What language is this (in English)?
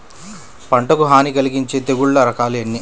Telugu